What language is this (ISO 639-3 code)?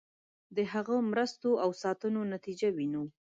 pus